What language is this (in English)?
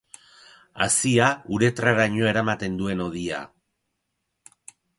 Basque